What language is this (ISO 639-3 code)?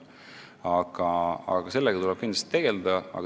est